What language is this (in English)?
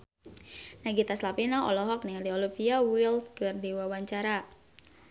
Sundanese